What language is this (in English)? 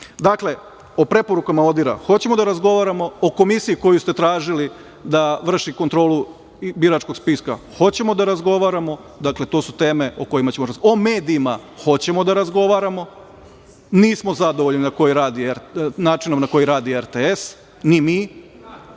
Serbian